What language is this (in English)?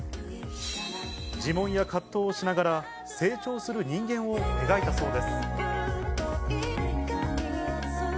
Japanese